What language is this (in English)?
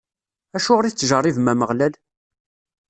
Kabyle